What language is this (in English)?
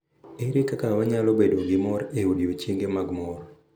Luo (Kenya and Tanzania)